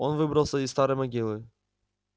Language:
Russian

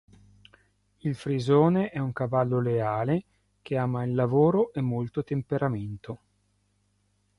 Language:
Italian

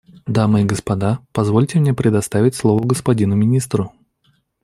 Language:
Russian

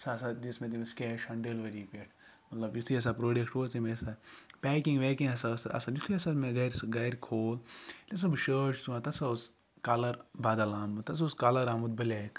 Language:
Kashmiri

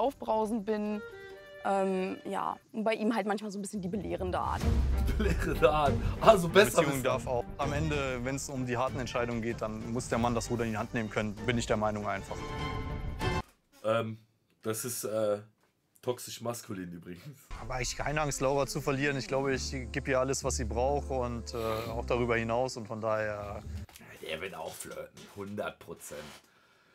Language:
German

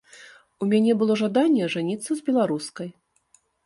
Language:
Belarusian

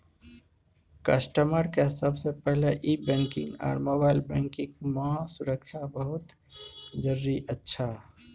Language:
Maithili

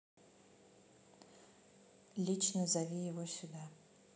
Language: Russian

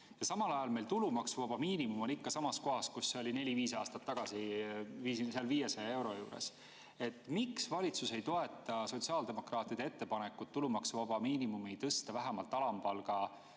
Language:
Estonian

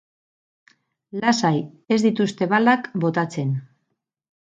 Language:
Basque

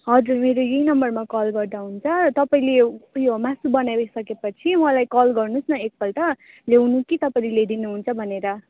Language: Nepali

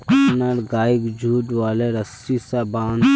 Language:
Magahi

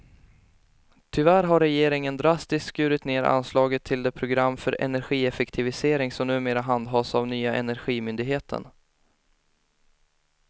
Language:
Swedish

